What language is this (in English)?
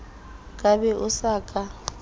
Southern Sotho